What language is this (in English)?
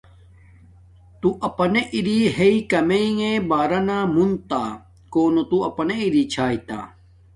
Domaaki